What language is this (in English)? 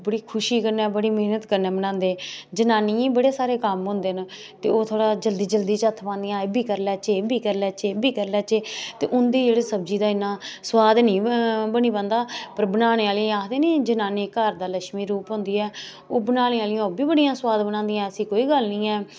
Dogri